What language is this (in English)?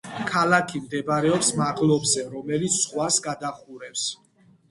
Georgian